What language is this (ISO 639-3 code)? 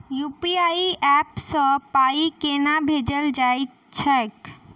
mai